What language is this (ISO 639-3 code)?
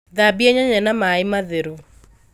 kik